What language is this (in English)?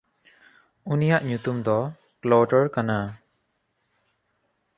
Santali